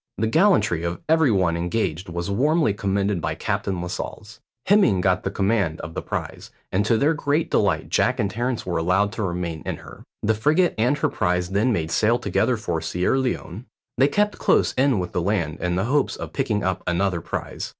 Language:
English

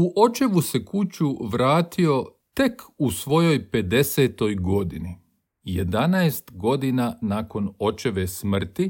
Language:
Croatian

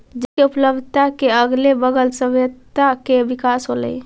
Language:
Magahi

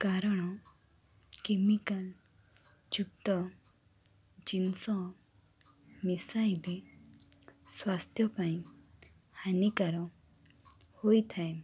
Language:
Odia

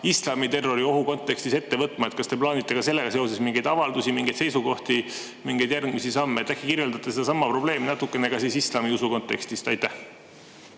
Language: Estonian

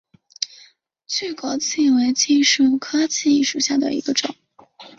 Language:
Chinese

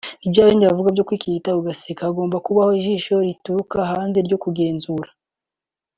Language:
Kinyarwanda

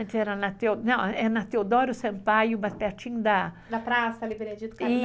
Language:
Portuguese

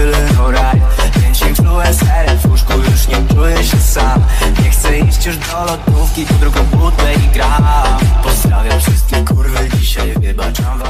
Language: Polish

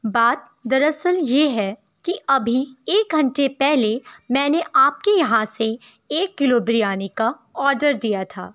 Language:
Urdu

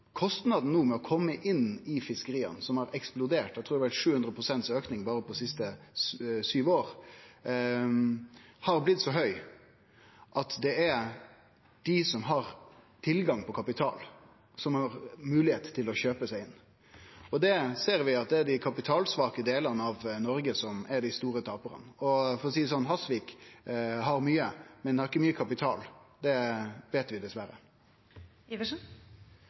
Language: Norwegian Nynorsk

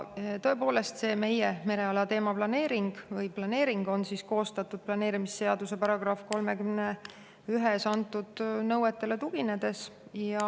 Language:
Estonian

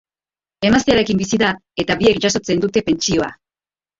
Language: Basque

